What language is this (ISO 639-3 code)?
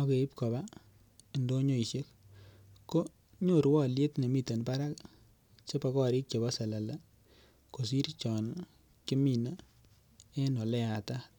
kln